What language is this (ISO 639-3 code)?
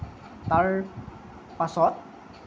asm